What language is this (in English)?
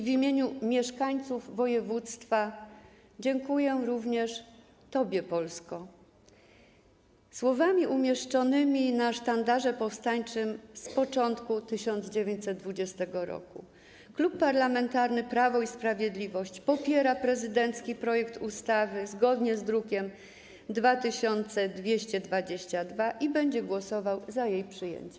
Polish